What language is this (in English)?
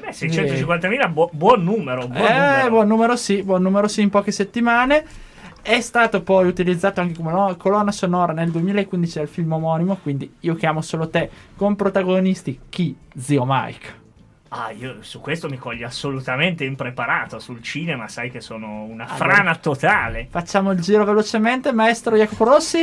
Italian